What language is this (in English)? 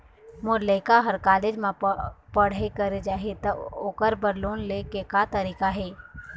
Chhattisgarhi